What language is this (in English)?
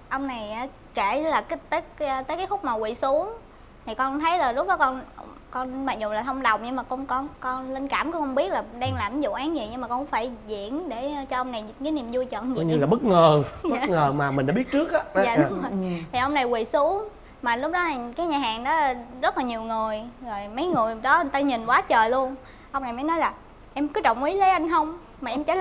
Vietnamese